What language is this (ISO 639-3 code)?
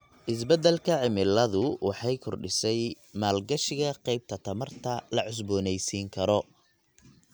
som